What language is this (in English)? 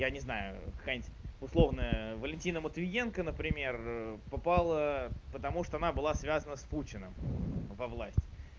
Russian